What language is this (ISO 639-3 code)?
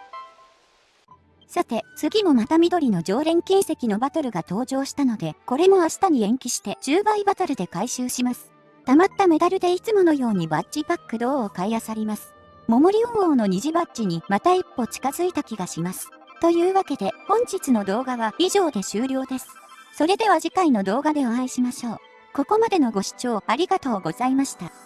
jpn